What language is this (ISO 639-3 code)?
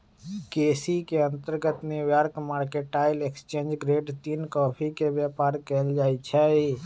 mag